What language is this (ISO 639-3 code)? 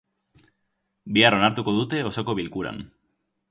eus